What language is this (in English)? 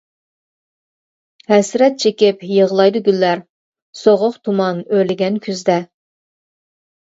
Uyghur